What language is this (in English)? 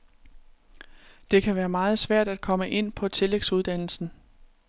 Danish